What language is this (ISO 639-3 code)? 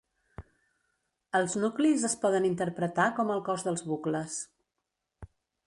cat